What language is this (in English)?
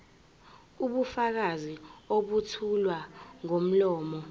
Zulu